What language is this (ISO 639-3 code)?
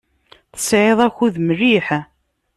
kab